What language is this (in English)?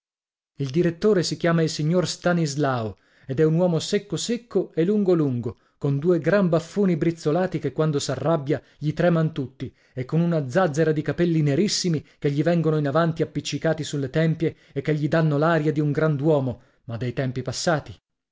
Italian